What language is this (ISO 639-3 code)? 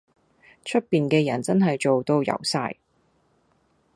yue